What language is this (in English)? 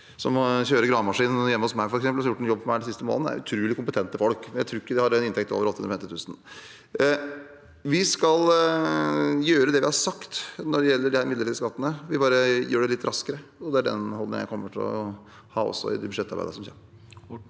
Norwegian